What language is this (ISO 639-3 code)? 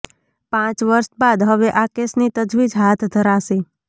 guj